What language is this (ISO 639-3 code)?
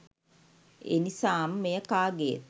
sin